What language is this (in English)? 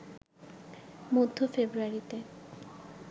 Bangla